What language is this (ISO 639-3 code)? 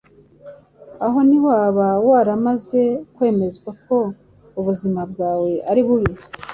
kin